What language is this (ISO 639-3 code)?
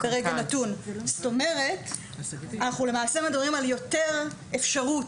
heb